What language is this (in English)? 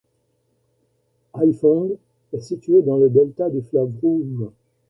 French